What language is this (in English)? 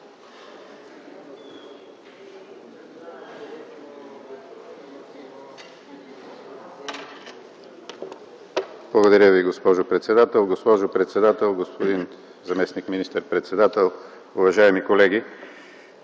Bulgarian